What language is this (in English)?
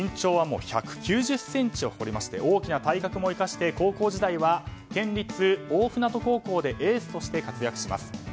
Japanese